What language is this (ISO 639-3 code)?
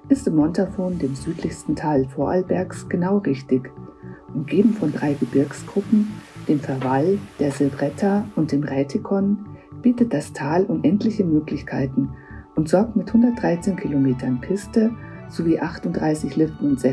deu